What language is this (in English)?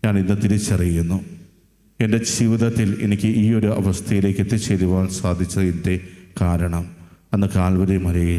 Malayalam